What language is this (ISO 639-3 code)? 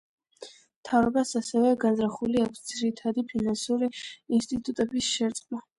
kat